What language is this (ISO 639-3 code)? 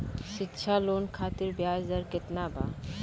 bho